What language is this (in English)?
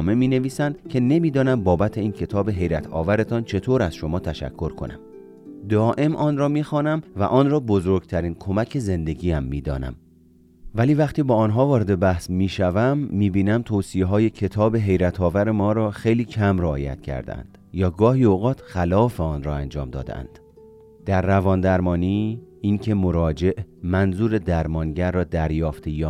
Persian